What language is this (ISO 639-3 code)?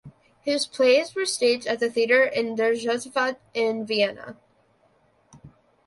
eng